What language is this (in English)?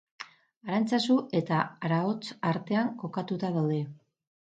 Basque